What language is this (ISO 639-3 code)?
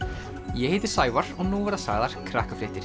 isl